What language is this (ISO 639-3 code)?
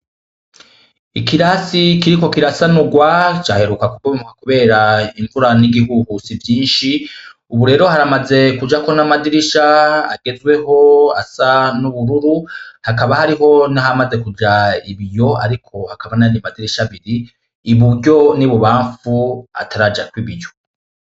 run